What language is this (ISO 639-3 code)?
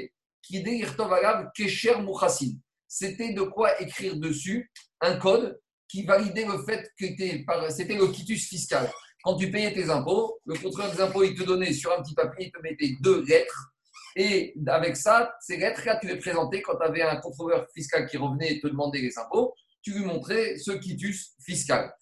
fra